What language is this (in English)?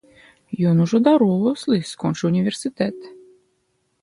Belarusian